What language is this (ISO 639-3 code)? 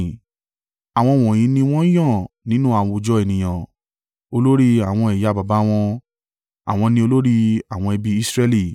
yor